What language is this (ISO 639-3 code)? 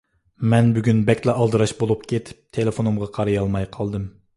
uig